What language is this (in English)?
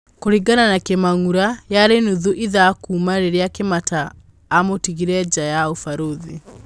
Kikuyu